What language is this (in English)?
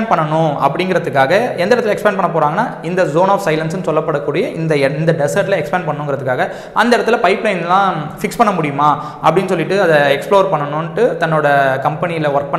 Tamil